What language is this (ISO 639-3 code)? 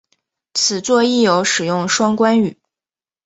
zho